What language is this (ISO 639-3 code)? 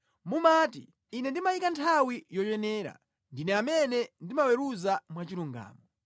nya